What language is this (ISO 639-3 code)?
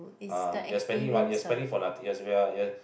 eng